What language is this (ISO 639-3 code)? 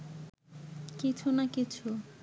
ben